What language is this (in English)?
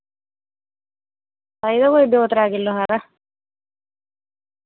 Dogri